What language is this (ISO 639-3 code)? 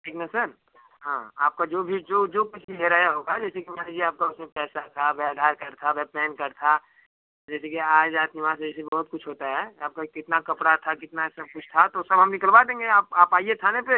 hin